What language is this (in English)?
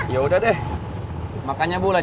Indonesian